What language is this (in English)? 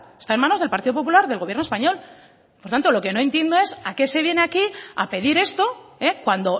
Spanish